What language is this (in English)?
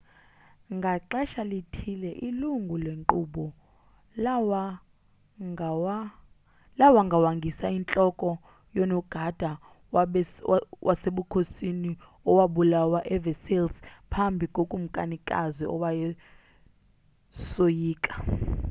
Xhosa